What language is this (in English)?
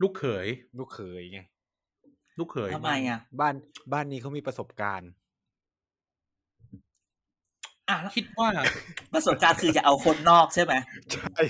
Thai